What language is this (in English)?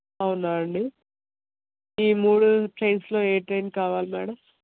Telugu